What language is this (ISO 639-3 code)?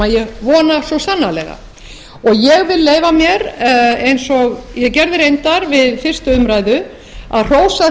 isl